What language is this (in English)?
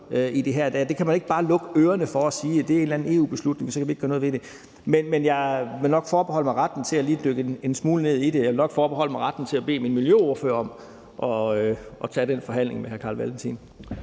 Danish